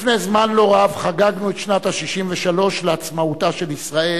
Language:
Hebrew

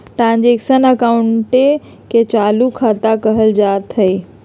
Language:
Magahi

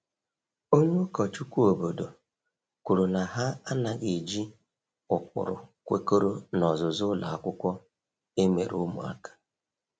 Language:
Igbo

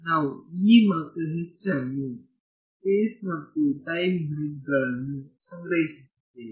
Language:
Kannada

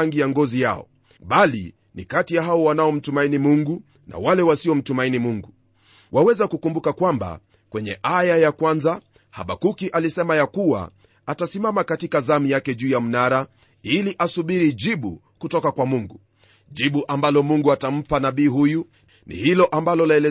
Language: Swahili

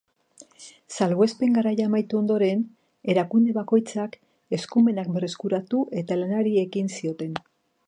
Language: Basque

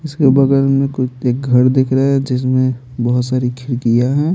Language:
Hindi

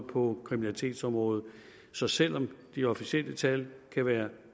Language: Danish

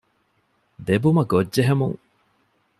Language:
Divehi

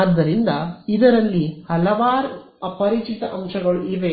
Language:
Kannada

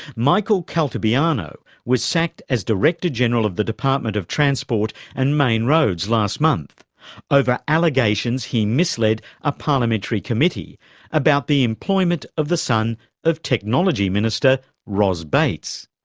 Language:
English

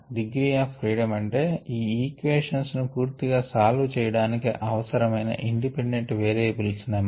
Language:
Telugu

